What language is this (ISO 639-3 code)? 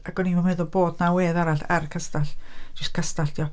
cym